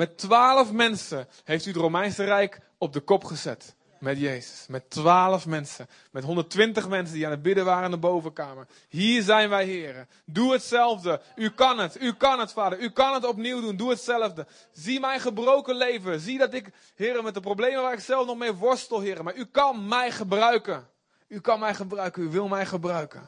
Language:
Dutch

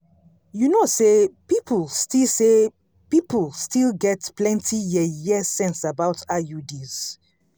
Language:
Nigerian Pidgin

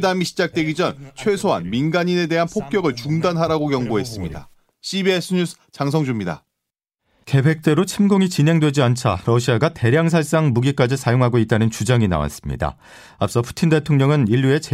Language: Korean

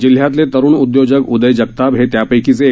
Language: Marathi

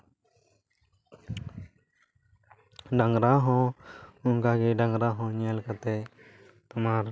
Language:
Santali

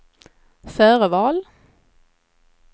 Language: Swedish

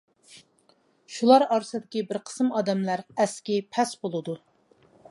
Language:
Uyghur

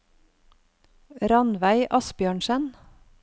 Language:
Norwegian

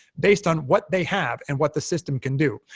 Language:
English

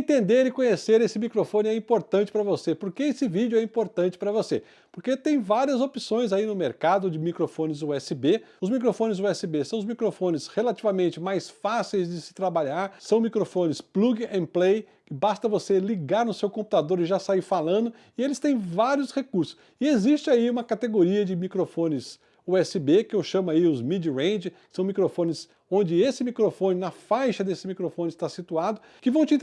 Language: Portuguese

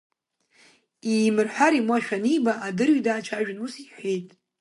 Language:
Abkhazian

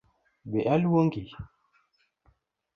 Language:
Luo (Kenya and Tanzania)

